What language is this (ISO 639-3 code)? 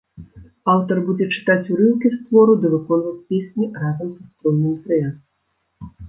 bel